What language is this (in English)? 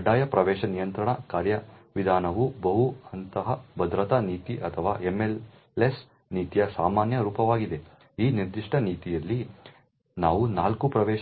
Kannada